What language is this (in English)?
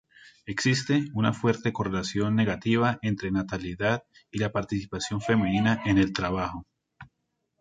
Spanish